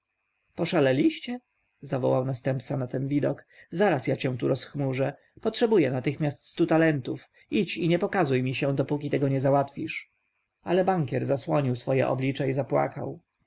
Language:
Polish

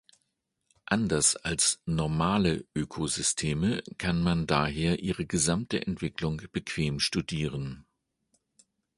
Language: German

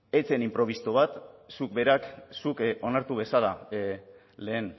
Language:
Basque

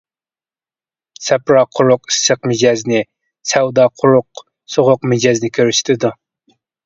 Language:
Uyghur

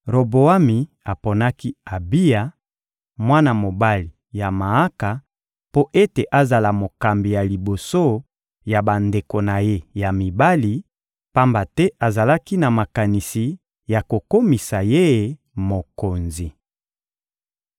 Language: Lingala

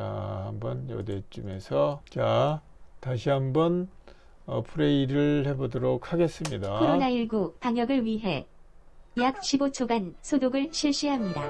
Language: Korean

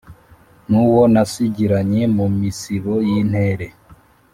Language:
Kinyarwanda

